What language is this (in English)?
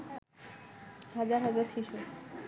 Bangla